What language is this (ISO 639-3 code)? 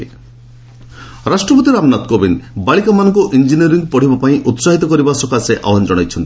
ori